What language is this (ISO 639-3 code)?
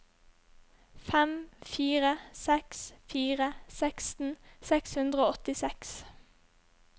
nor